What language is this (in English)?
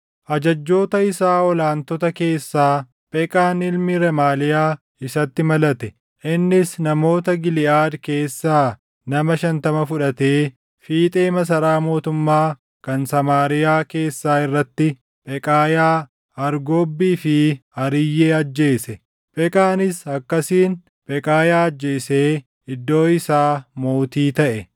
Oromo